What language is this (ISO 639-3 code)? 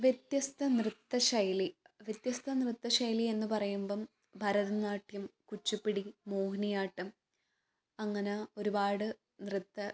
mal